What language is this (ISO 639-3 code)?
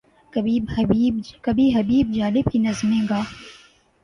urd